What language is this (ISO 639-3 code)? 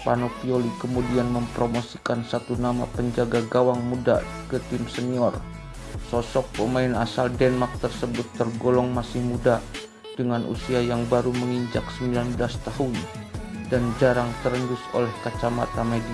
ind